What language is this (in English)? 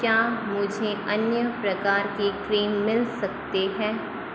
Hindi